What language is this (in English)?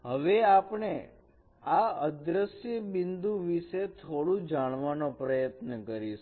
Gujarati